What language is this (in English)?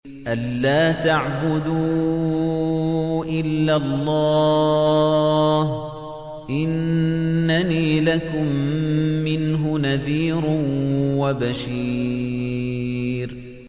Arabic